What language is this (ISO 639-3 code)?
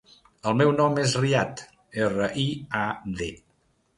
cat